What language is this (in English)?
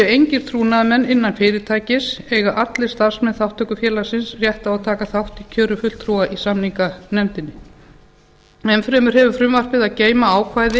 Icelandic